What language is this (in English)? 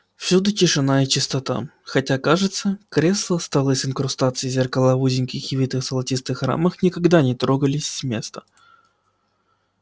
Russian